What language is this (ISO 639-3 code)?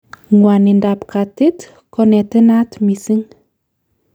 kln